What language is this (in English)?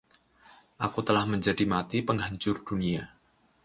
Indonesian